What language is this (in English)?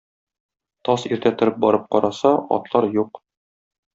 Tatar